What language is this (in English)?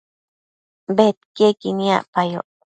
Matsés